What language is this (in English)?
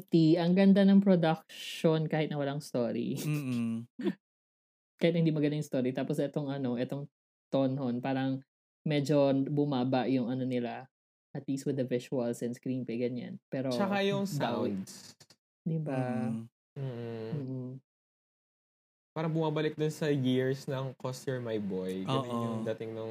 Filipino